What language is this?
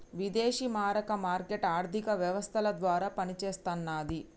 Telugu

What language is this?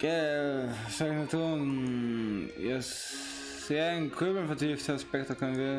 German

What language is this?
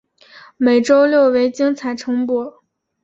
Chinese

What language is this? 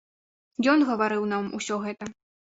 Belarusian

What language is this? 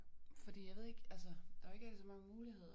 Danish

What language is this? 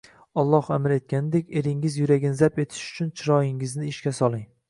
Uzbek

